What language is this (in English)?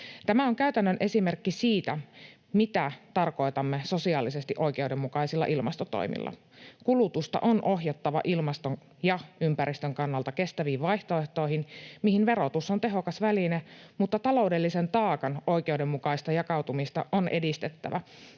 Finnish